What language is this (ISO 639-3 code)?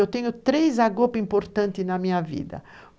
por